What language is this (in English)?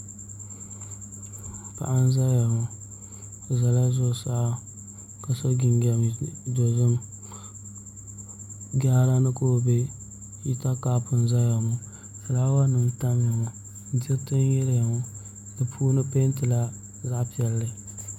Dagbani